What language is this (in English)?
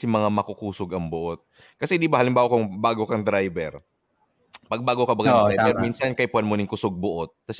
Filipino